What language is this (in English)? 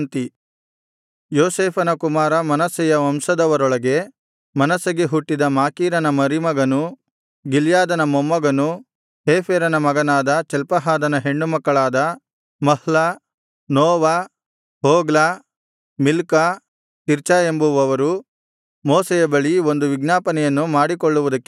Kannada